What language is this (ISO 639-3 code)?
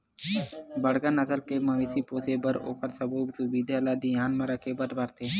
hne